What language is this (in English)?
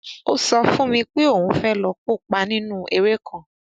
Yoruba